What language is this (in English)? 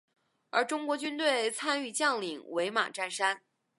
Chinese